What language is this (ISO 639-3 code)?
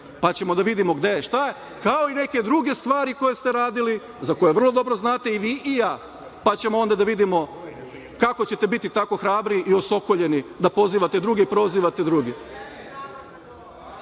srp